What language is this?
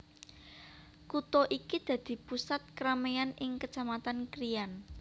Javanese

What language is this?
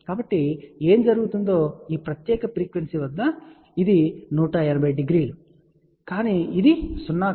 Telugu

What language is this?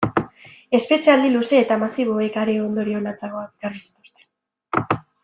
Basque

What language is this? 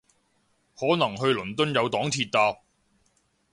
Cantonese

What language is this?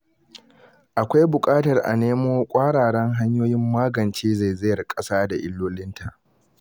Hausa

